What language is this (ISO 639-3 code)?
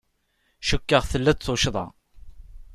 kab